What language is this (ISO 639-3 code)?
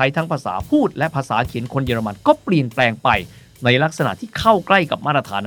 tha